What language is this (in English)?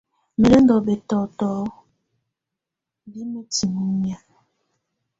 Tunen